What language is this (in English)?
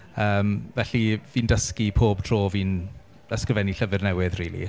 Welsh